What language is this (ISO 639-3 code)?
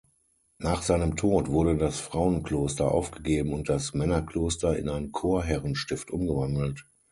deu